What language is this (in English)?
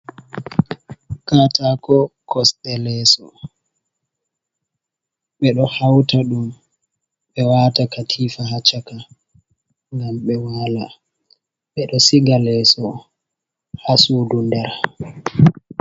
Fula